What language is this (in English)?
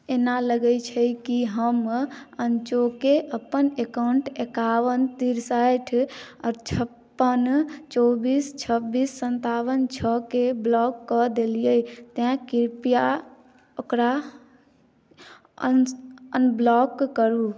Maithili